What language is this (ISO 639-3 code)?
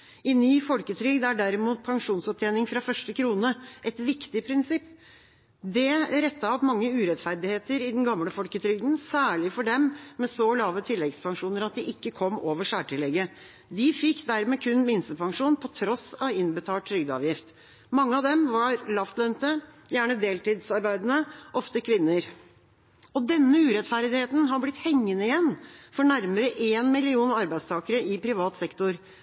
nob